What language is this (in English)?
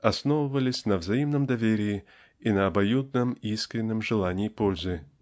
Russian